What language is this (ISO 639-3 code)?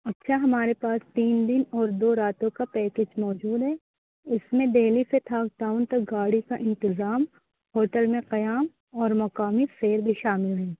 urd